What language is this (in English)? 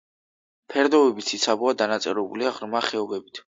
Georgian